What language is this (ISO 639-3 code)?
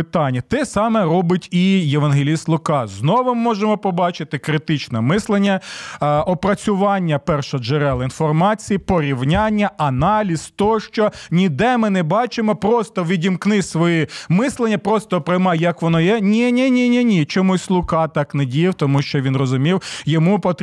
ukr